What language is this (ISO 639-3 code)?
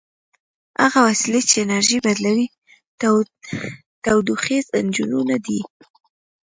pus